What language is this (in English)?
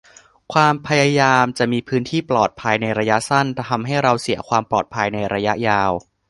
Thai